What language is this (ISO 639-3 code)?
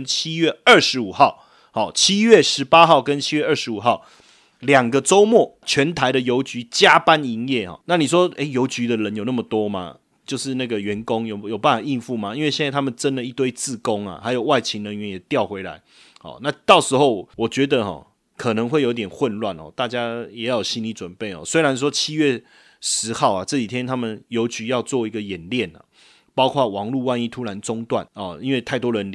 zho